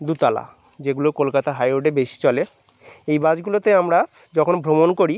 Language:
Bangla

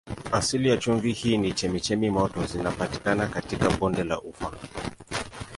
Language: Swahili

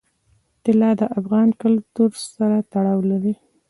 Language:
Pashto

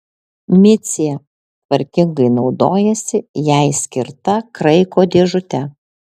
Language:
Lithuanian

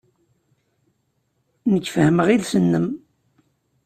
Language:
Kabyle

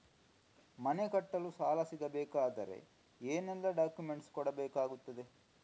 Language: Kannada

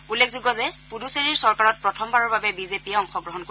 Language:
Assamese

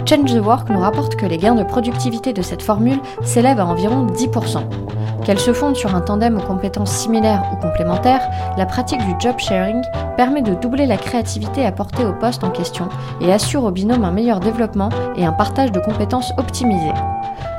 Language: French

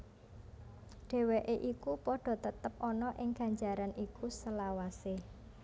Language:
Javanese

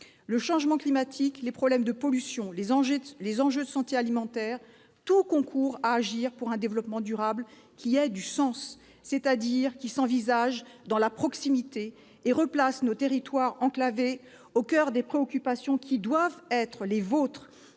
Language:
French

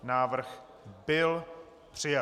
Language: Czech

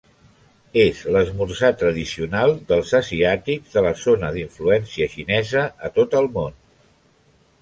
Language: Catalan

